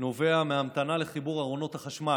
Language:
Hebrew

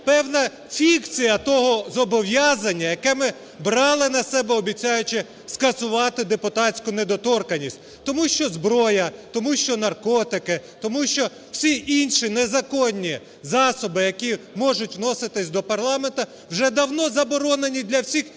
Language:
Ukrainian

